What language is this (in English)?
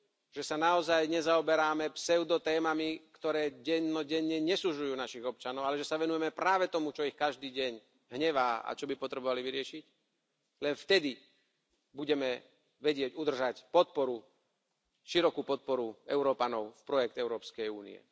Slovak